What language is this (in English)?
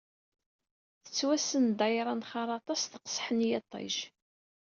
Kabyle